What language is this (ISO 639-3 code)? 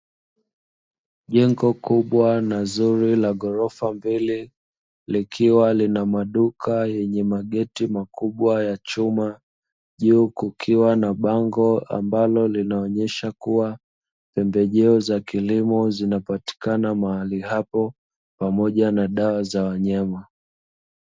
swa